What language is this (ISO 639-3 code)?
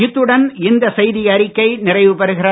tam